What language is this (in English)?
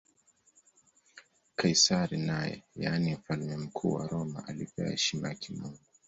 Swahili